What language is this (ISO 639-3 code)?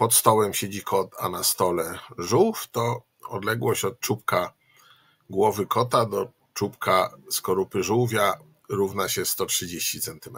pol